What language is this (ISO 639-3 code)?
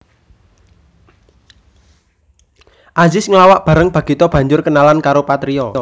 jav